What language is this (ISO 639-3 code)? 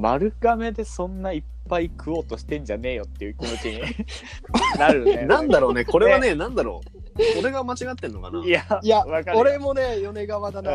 jpn